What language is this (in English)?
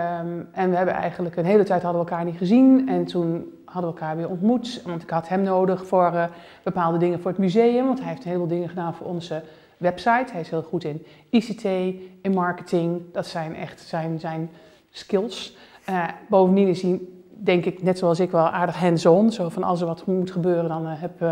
Dutch